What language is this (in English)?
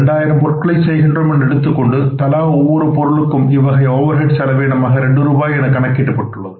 Tamil